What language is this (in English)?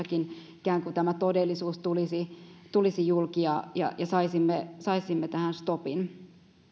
Finnish